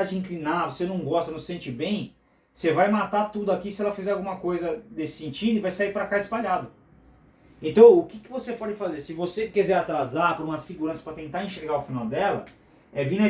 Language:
Portuguese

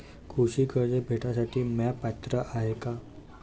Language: Marathi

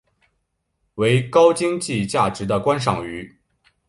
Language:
Chinese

